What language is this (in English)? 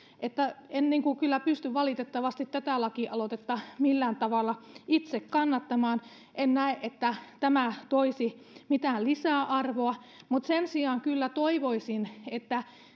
Finnish